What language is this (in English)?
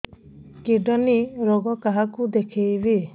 Odia